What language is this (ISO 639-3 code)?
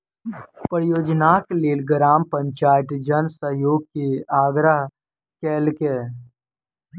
mai